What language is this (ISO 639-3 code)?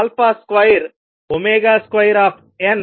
tel